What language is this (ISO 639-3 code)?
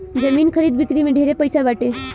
bho